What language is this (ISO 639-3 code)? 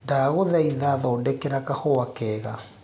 kik